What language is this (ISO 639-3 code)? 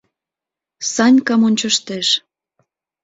chm